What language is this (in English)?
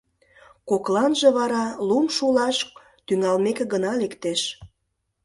Mari